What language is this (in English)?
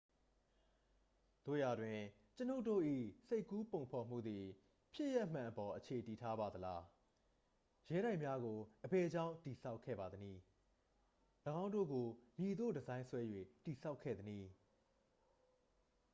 Burmese